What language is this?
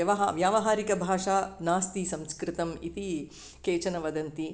Sanskrit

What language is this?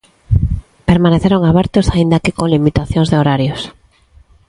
Galician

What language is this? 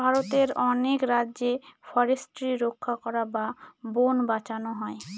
Bangla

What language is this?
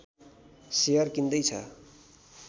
Nepali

